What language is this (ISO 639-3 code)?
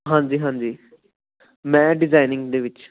pan